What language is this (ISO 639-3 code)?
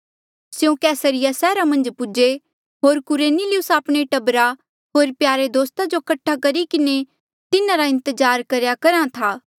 mjl